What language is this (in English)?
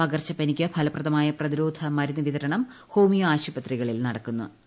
Malayalam